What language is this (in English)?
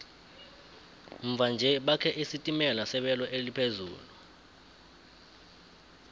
South Ndebele